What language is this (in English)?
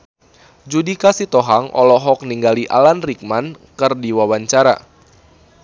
Sundanese